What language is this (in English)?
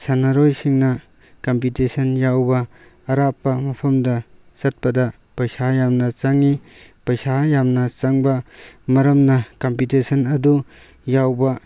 Manipuri